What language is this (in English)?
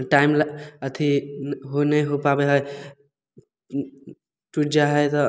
Maithili